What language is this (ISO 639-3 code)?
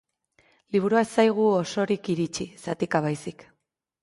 eus